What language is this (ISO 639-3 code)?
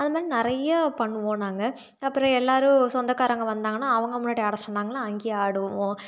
tam